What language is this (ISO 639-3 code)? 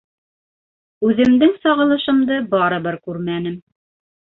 bak